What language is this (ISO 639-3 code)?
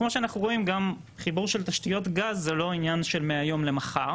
heb